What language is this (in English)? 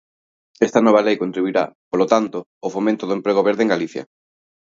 Galician